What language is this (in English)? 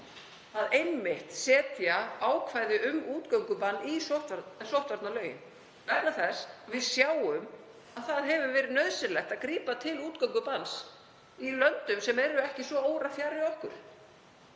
Icelandic